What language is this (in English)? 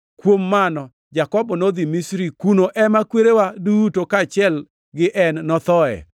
Luo (Kenya and Tanzania)